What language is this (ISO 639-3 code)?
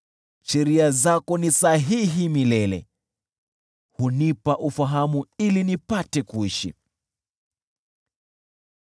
swa